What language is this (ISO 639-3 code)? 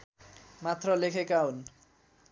nep